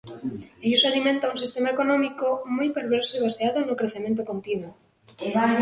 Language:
Galician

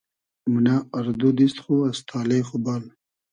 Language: Hazaragi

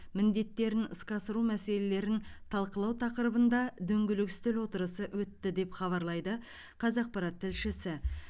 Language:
Kazakh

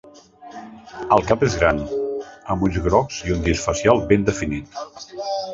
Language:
Catalan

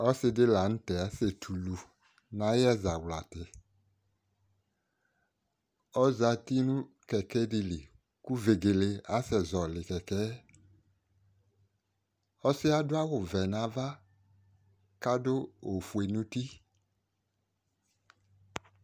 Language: Ikposo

